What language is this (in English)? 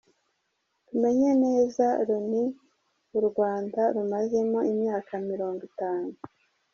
Kinyarwanda